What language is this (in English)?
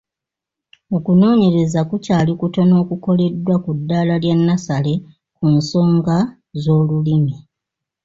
Ganda